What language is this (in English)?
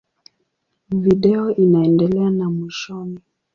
Swahili